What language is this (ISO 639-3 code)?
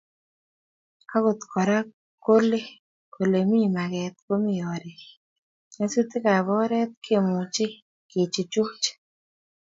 kln